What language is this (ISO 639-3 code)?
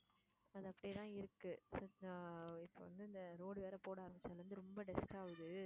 tam